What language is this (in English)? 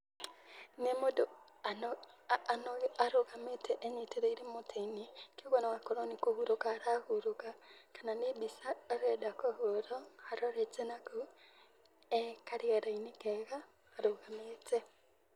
Kikuyu